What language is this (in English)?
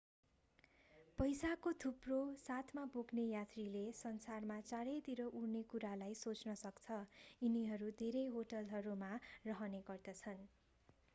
Nepali